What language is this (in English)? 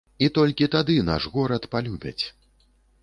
Belarusian